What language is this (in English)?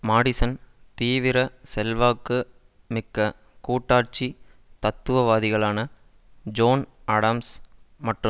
Tamil